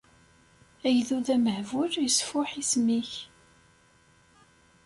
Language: Kabyle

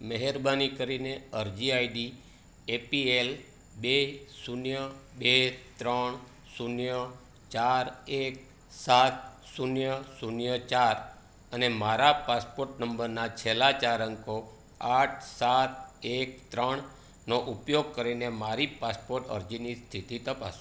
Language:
Gujarati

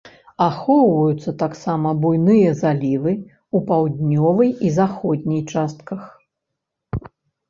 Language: Belarusian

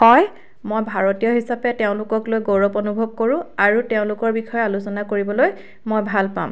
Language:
Assamese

